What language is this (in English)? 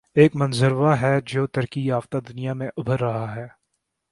Urdu